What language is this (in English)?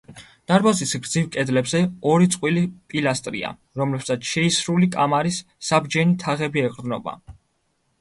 Georgian